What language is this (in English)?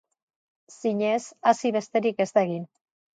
Basque